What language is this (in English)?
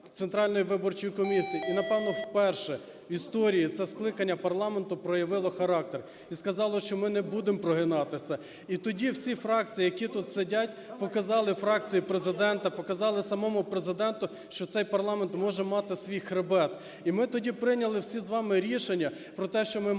Ukrainian